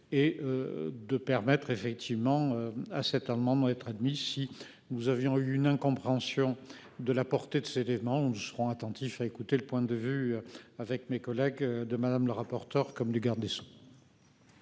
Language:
French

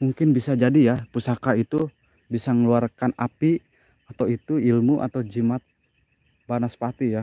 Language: Indonesian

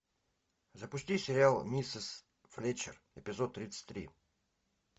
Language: Russian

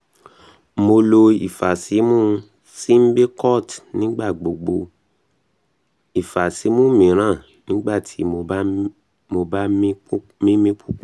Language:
Yoruba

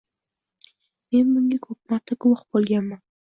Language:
Uzbek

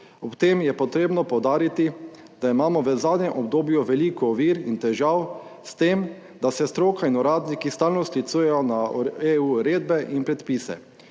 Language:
Slovenian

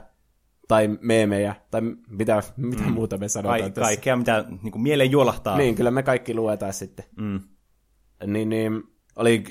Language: Finnish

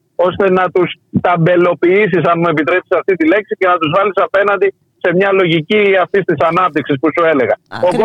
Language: Greek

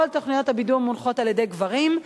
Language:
Hebrew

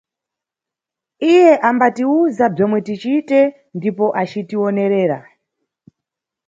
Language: Nyungwe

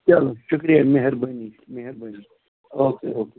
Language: Kashmiri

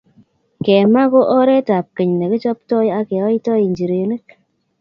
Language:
Kalenjin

